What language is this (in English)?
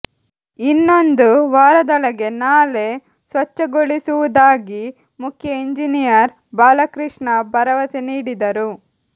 Kannada